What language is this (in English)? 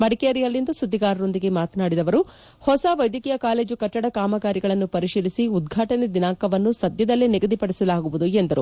Kannada